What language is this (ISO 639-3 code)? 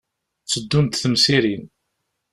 kab